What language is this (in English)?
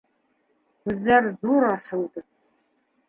Bashkir